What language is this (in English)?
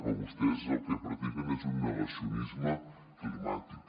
Catalan